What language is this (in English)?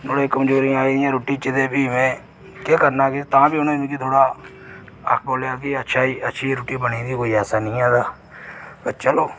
Dogri